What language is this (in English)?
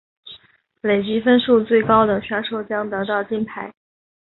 Chinese